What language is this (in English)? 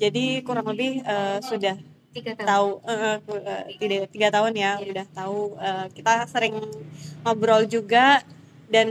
Indonesian